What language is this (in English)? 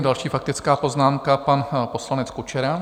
Czech